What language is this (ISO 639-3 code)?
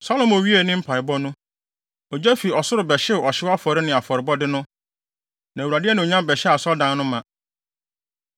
aka